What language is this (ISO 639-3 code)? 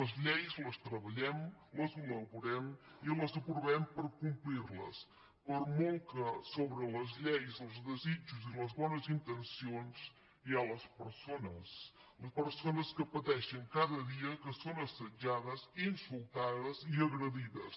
cat